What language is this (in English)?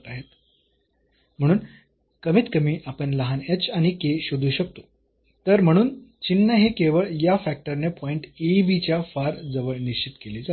Marathi